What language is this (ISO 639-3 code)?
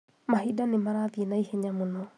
kik